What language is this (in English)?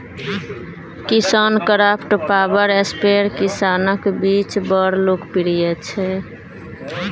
Maithili